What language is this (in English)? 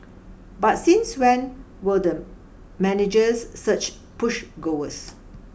English